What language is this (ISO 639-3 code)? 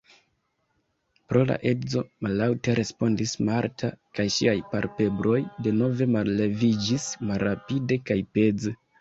epo